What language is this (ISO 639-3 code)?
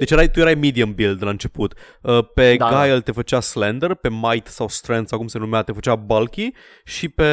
ron